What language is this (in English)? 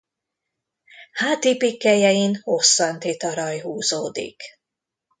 Hungarian